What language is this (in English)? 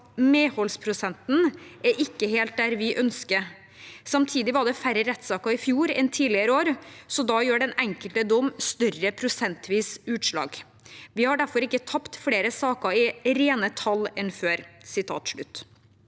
Norwegian